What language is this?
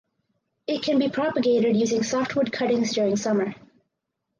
English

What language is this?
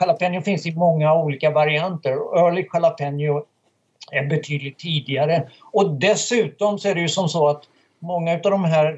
Swedish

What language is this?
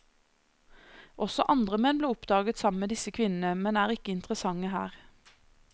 Norwegian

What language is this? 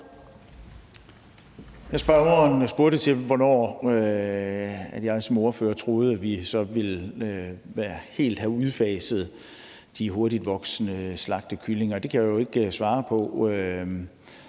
Danish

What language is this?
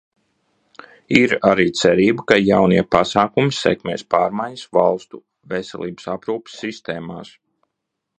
Latvian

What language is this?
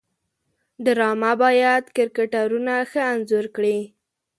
Pashto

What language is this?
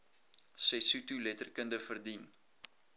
Afrikaans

